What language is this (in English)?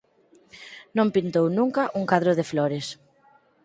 Galician